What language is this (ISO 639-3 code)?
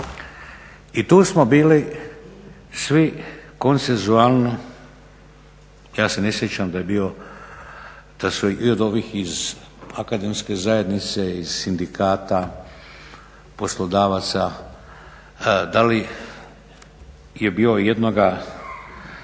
hrv